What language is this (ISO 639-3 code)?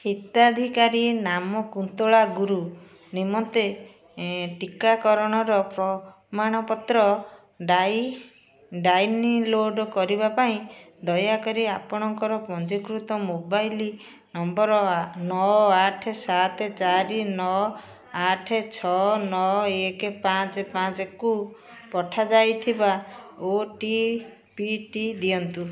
ori